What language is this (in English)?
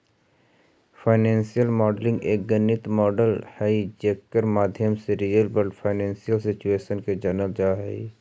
Magahi